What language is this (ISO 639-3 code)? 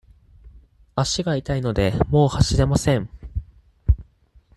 jpn